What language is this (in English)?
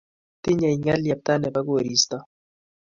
Kalenjin